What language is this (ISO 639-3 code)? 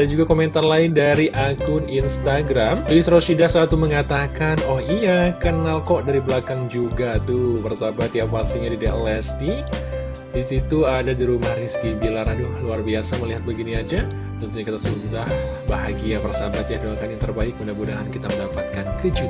ind